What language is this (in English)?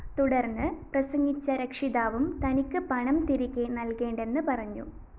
Malayalam